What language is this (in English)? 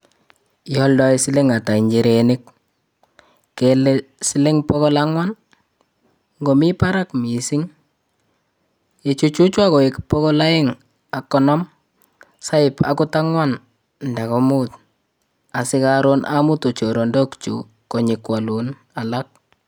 Kalenjin